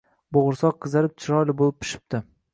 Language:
Uzbek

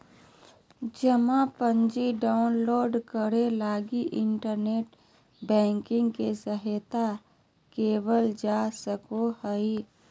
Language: Magahi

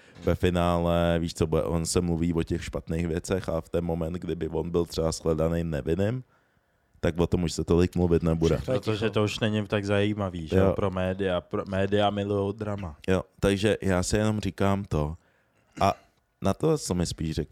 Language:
Czech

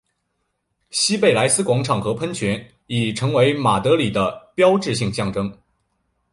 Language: Chinese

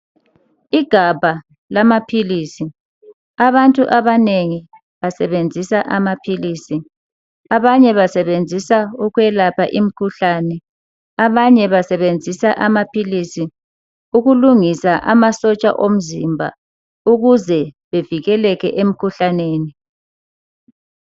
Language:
North Ndebele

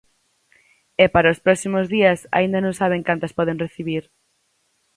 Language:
Galician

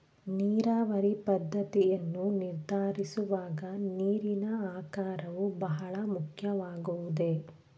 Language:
Kannada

